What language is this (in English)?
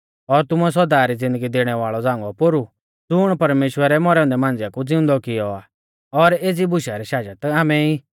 Mahasu Pahari